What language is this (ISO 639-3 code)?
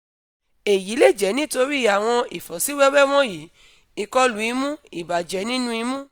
yor